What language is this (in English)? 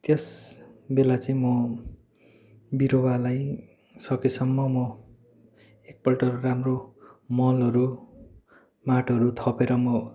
Nepali